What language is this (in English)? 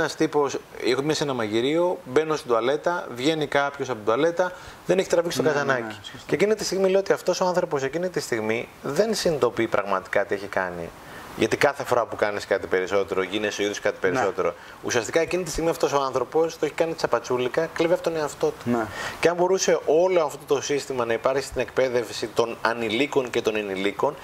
Greek